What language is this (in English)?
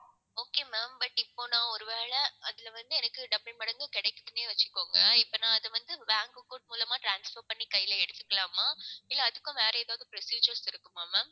Tamil